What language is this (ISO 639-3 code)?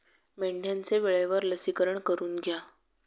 mar